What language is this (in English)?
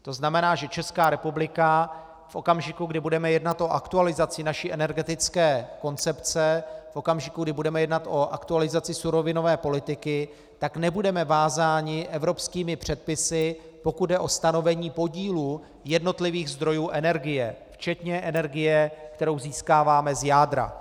Czech